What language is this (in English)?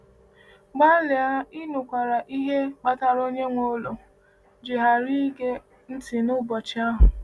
Igbo